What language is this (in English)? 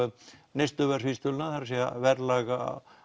Icelandic